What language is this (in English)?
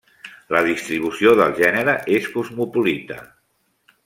Catalan